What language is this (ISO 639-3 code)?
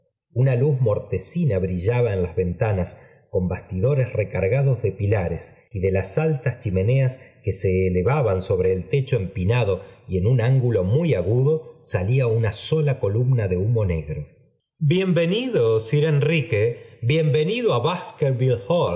spa